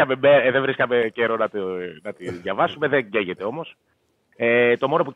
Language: Greek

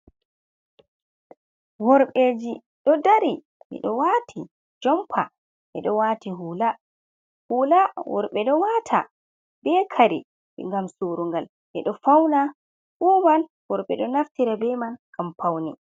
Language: Fula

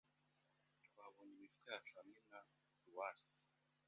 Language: Kinyarwanda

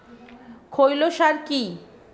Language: Bangla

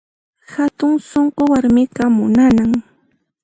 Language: Puno Quechua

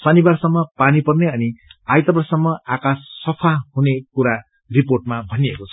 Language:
Nepali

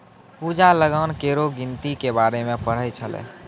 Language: Maithili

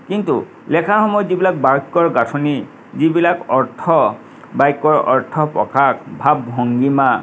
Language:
Assamese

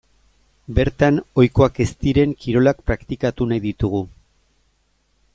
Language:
Basque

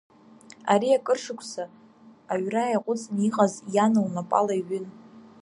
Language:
Abkhazian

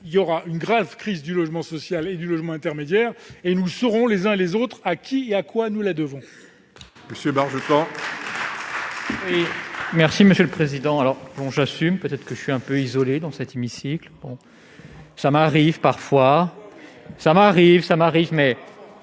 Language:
French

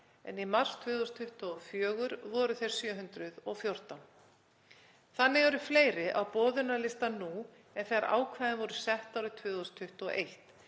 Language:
Icelandic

